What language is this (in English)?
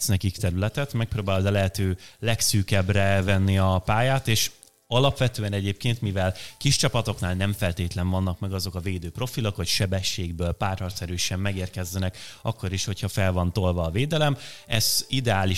Hungarian